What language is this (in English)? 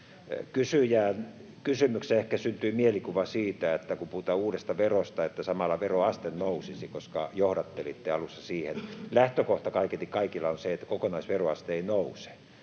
Finnish